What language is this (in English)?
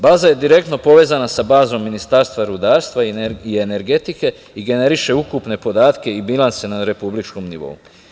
Serbian